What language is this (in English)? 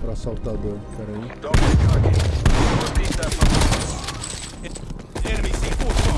Portuguese